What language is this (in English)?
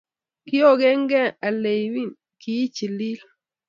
Kalenjin